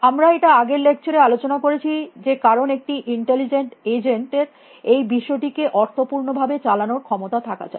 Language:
Bangla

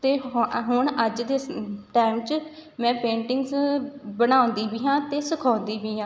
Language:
Punjabi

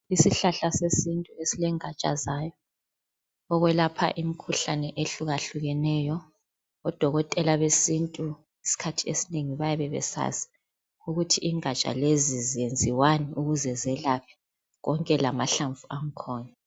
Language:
North Ndebele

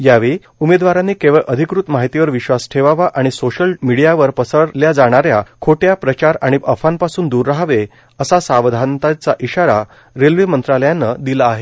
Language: Marathi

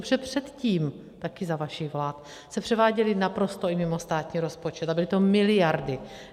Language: Czech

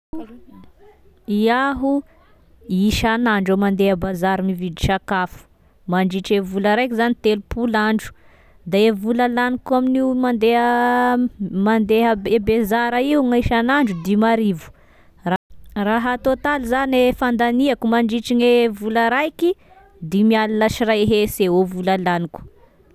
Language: Tesaka Malagasy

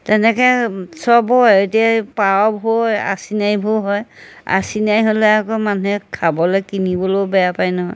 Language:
Assamese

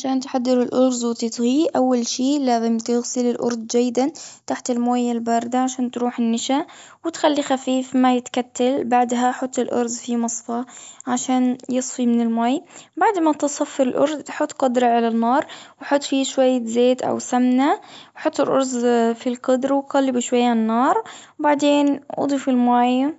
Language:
Gulf Arabic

